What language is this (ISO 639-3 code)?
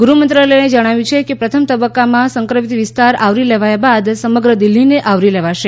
guj